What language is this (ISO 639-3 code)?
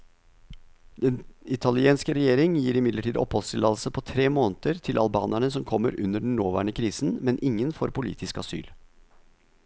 nor